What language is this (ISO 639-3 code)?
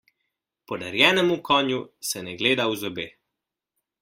slv